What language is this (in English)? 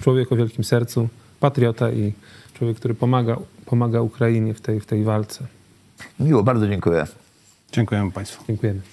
Polish